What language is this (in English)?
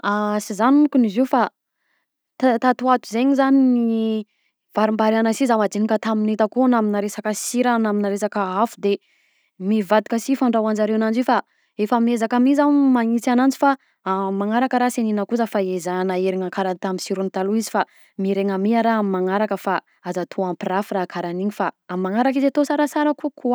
Southern Betsimisaraka Malagasy